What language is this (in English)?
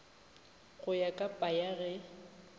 Northern Sotho